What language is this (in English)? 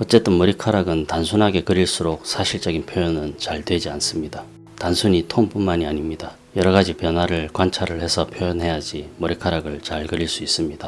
Korean